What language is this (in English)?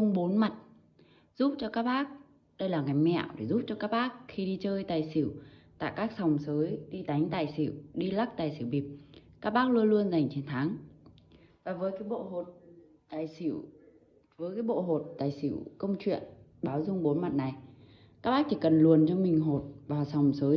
Vietnamese